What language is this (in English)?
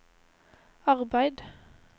Norwegian